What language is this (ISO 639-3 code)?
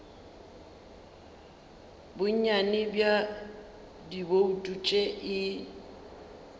nso